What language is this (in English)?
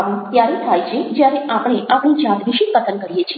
Gujarati